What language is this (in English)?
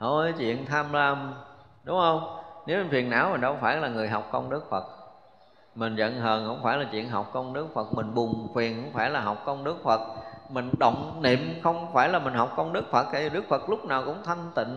Vietnamese